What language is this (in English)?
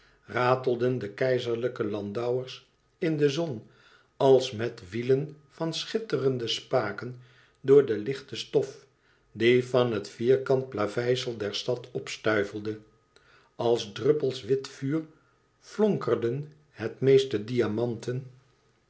Dutch